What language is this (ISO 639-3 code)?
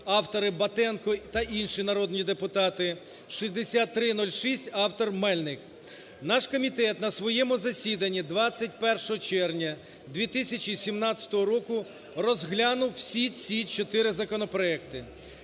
ukr